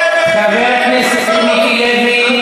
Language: Hebrew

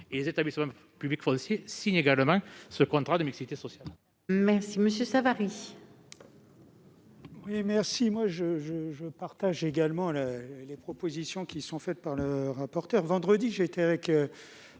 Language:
French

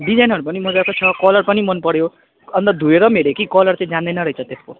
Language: Nepali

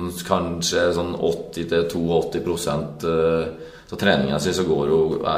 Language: Swedish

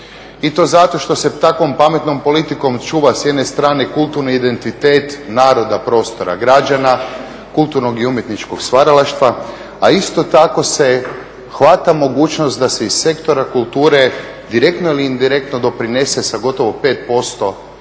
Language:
Croatian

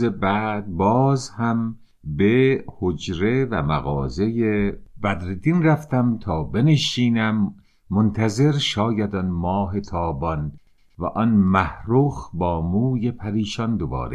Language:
Persian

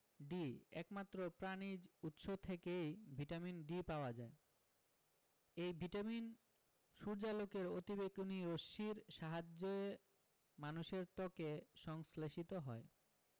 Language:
Bangla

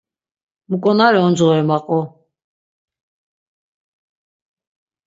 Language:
Laz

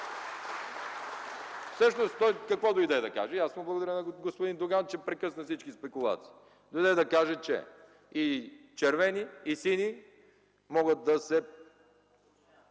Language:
Bulgarian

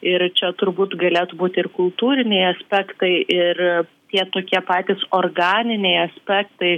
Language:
Lithuanian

